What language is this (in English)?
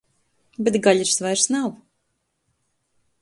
Latvian